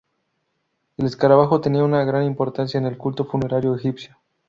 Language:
Spanish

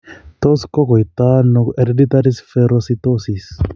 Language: Kalenjin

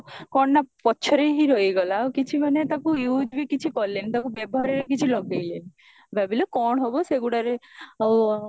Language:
Odia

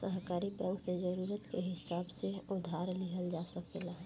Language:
Bhojpuri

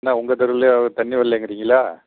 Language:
Tamil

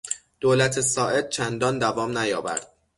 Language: Persian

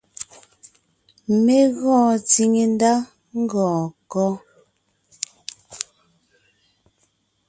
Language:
Ngiemboon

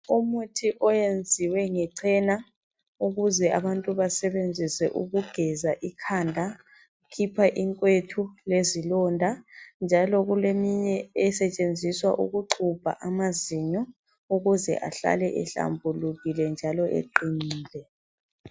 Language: North Ndebele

